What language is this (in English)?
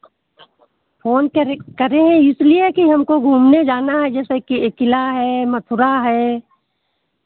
Hindi